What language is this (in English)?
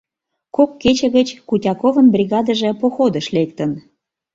Mari